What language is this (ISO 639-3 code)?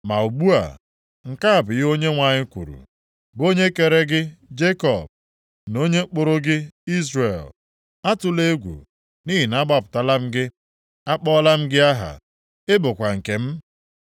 ibo